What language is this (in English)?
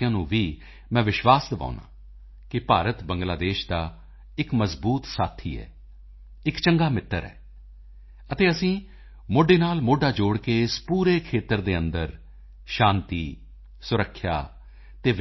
Punjabi